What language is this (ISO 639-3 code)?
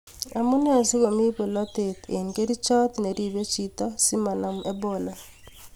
kln